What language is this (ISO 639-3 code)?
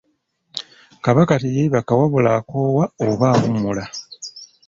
lug